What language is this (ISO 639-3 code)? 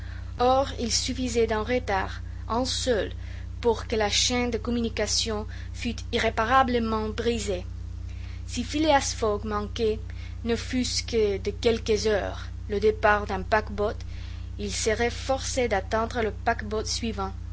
fra